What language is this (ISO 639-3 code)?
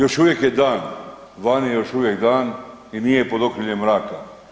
hrv